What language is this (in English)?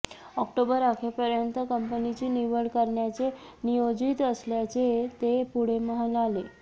Marathi